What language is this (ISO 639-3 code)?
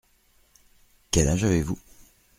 fra